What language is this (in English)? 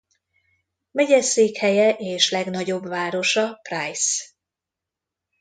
Hungarian